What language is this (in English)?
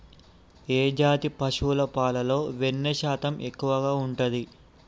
Telugu